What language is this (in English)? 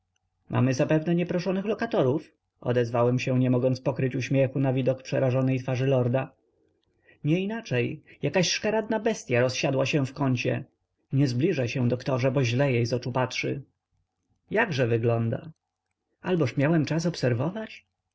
Polish